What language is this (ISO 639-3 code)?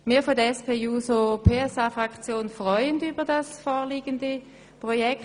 gsw